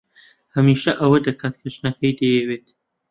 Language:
Central Kurdish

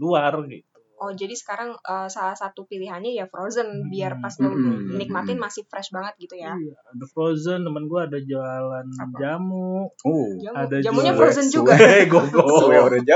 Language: Indonesian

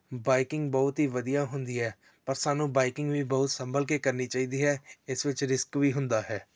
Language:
Punjabi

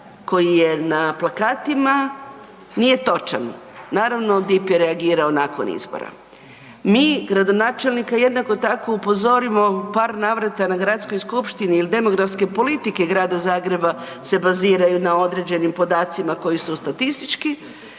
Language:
Croatian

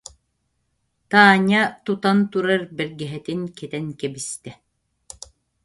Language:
Yakut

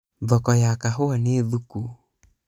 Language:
Kikuyu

